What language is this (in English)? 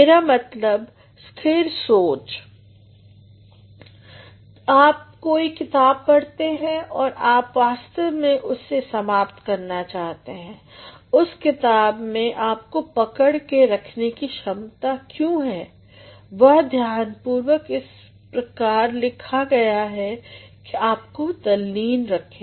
Hindi